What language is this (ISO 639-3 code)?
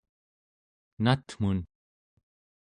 esu